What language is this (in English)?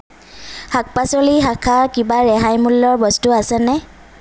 Assamese